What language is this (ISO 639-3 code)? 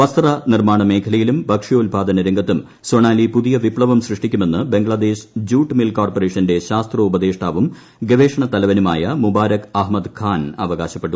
mal